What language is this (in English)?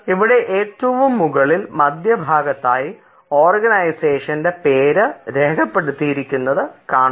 Malayalam